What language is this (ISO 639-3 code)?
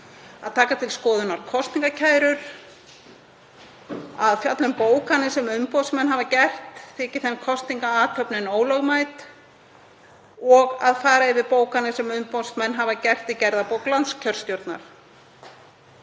isl